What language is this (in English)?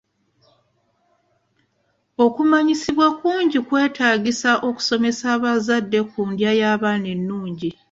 Ganda